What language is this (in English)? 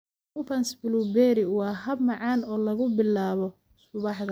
Somali